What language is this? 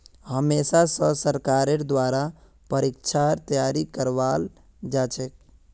Magahi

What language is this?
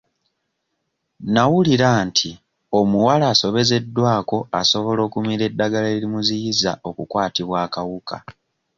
Ganda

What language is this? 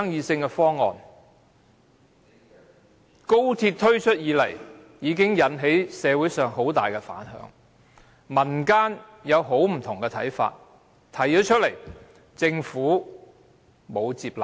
Cantonese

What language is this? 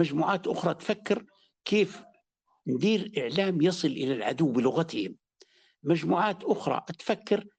Arabic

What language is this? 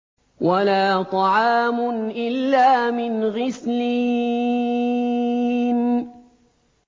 Arabic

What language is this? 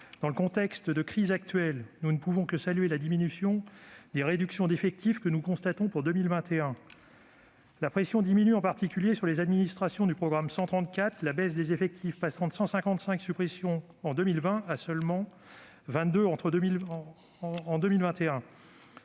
French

